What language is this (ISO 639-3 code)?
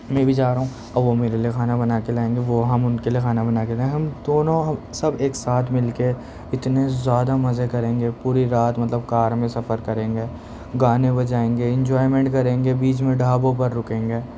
urd